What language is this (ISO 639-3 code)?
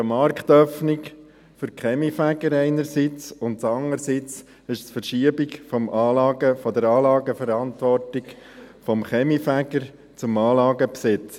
gsw